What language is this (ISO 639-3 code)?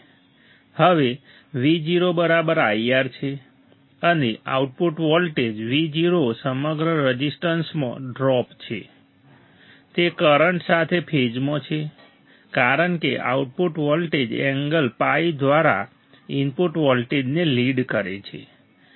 guj